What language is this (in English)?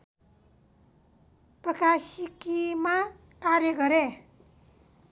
Nepali